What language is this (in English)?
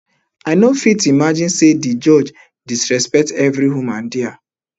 Nigerian Pidgin